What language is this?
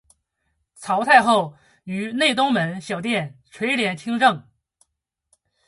Chinese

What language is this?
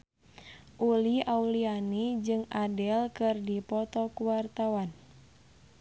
Sundanese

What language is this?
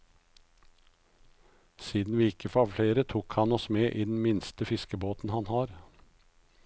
Norwegian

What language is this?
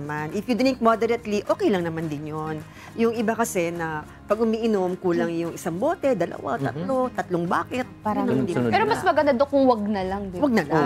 Filipino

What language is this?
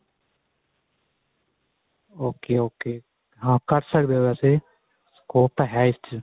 Punjabi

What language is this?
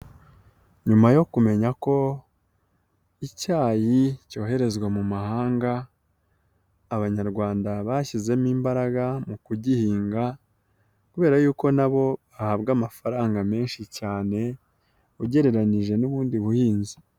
Kinyarwanda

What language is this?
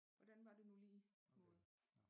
Danish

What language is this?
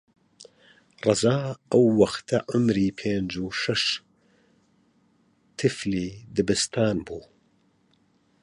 Central Kurdish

